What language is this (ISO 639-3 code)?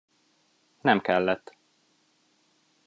hun